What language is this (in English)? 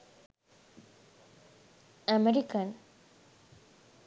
Sinhala